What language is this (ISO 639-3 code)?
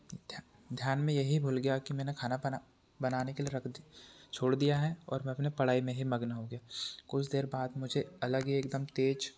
hin